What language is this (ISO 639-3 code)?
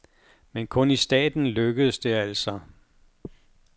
dan